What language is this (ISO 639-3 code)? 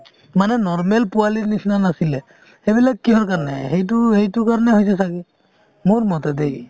asm